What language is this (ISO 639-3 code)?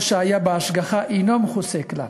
heb